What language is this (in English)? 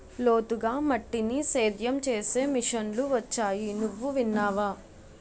Telugu